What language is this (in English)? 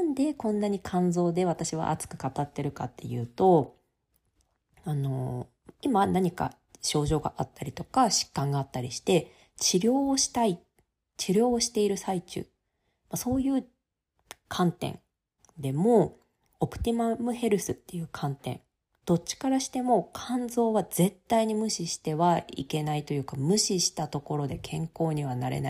Japanese